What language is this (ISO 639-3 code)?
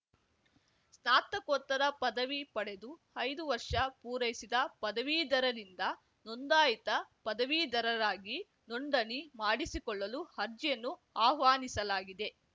kan